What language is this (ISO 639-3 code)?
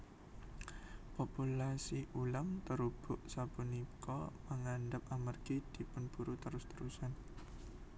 jav